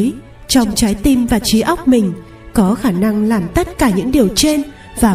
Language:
Vietnamese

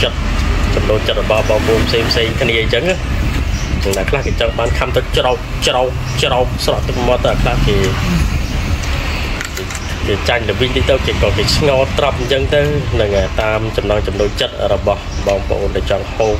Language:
Thai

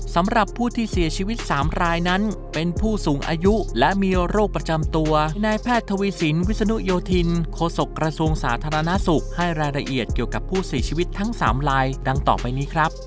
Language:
Thai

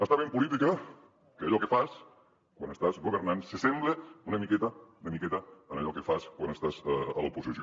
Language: Catalan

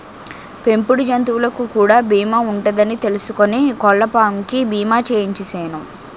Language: Telugu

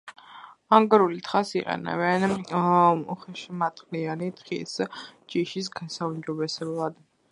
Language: Georgian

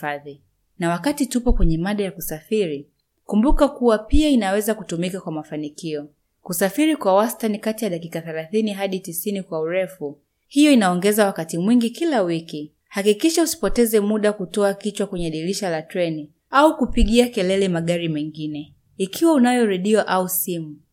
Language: Swahili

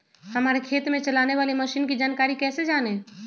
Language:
Magahi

